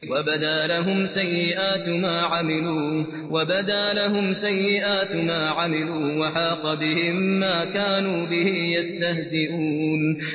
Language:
Arabic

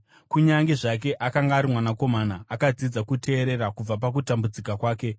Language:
Shona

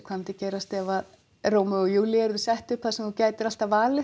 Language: Icelandic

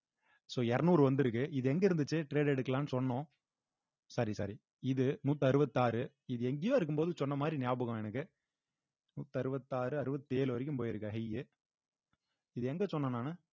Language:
Tamil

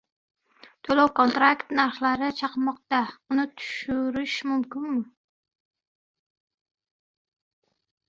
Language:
Uzbek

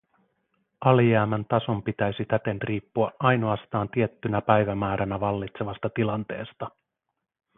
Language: Finnish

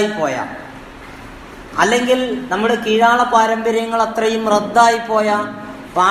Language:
Malayalam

